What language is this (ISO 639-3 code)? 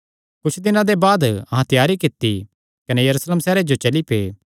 xnr